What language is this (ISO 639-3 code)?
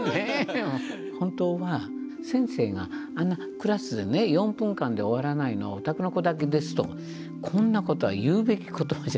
jpn